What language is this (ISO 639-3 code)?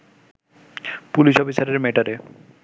ben